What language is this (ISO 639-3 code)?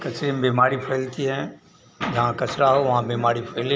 hin